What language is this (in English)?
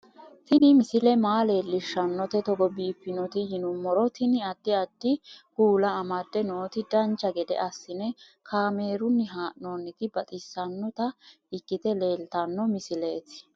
Sidamo